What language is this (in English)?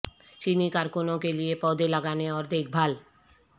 Urdu